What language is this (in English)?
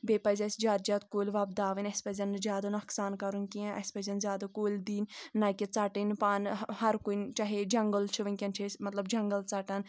Kashmiri